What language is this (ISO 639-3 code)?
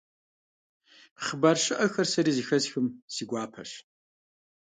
kbd